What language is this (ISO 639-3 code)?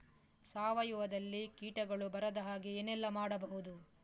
kan